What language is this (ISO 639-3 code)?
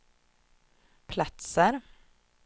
swe